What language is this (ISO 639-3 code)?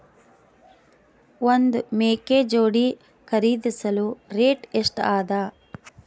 kan